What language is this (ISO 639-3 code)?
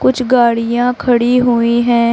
hin